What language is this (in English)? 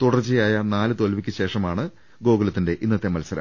Malayalam